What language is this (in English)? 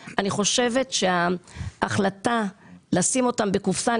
Hebrew